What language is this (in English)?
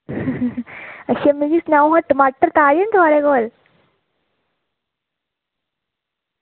Dogri